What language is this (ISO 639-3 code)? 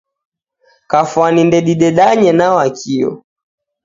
dav